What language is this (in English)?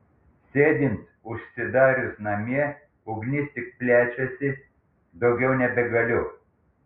Lithuanian